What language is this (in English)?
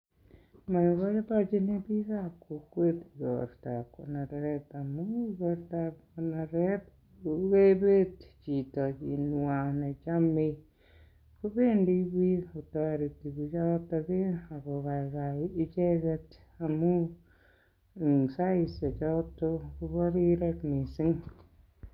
Kalenjin